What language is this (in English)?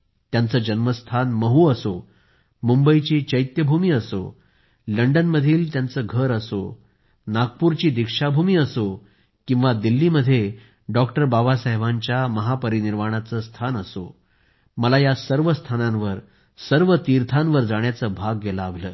Marathi